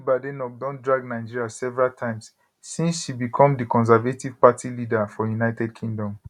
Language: Nigerian Pidgin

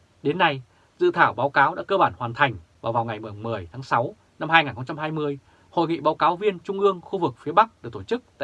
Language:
Vietnamese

